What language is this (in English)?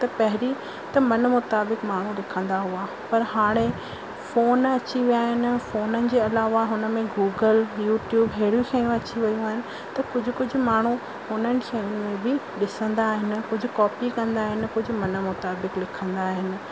Sindhi